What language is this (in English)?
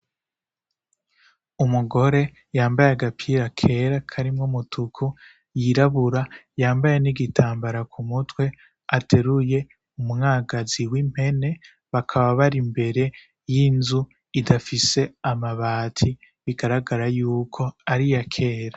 Rundi